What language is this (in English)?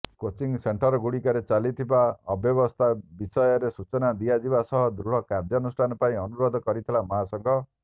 Odia